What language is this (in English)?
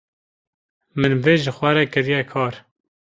Kurdish